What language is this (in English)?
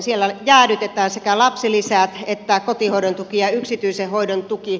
Finnish